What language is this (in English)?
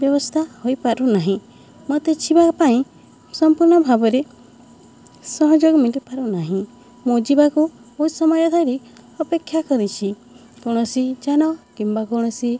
Odia